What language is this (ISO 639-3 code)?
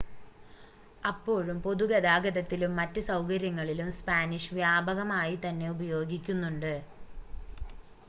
mal